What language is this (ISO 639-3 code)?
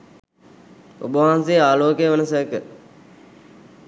sin